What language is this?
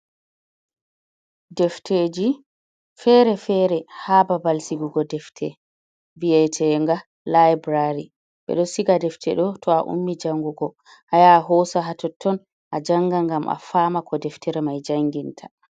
Fula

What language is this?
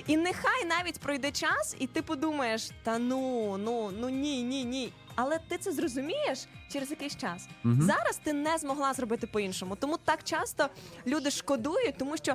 Ukrainian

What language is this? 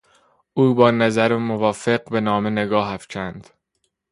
Persian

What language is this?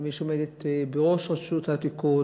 Hebrew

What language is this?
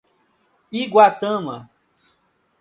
Portuguese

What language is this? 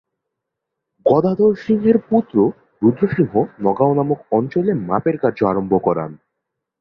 Bangla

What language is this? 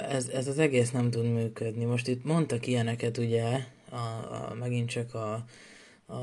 Hungarian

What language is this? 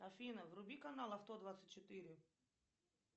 Russian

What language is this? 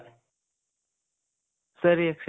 Kannada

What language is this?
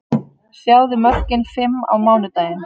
Icelandic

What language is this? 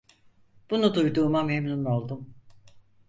Turkish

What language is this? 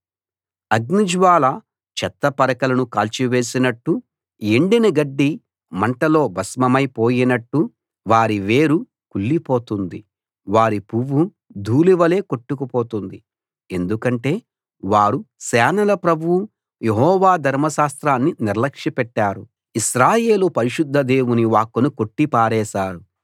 Telugu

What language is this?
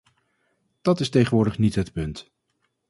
Dutch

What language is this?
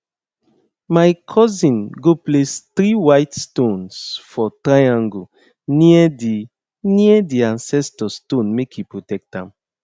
Nigerian Pidgin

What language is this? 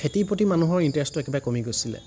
Assamese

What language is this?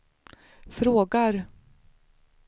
Swedish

